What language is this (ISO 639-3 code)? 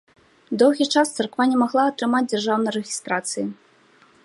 bel